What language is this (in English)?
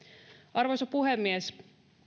Finnish